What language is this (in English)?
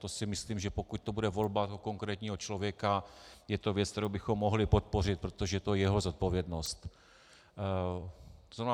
Czech